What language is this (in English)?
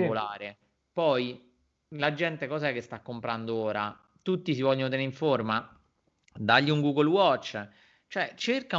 Italian